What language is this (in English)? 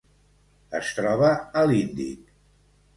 Catalan